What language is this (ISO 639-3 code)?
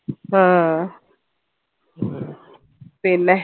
mal